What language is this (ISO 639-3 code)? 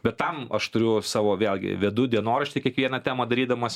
lit